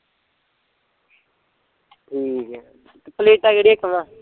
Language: Punjabi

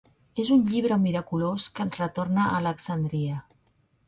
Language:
Catalan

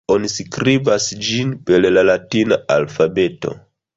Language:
Esperanto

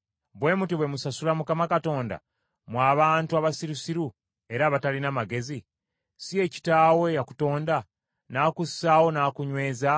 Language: Ganda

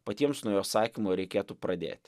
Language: Lithuanian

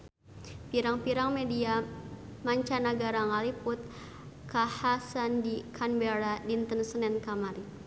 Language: Sundanese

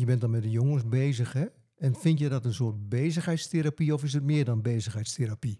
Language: Dutch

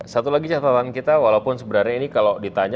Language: Indonesian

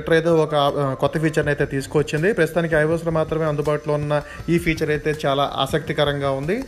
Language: Telugu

